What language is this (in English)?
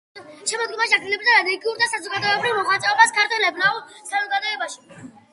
Georgian